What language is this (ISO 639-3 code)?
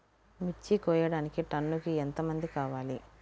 tel